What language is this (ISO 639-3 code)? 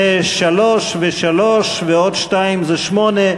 heb